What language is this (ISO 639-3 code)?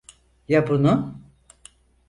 tur